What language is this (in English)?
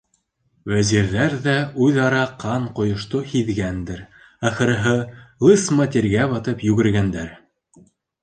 Bashkir